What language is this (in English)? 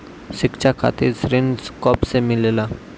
Bhojpuri